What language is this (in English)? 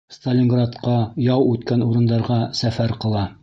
Bashkir